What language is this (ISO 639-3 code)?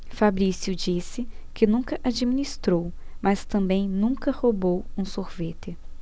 por